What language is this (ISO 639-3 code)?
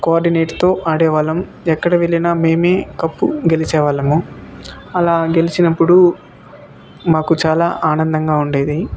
tel